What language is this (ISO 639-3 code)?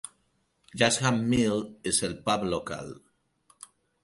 cat